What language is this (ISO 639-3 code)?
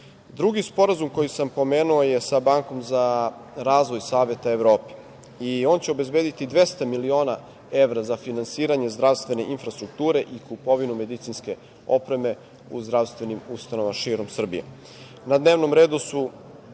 srp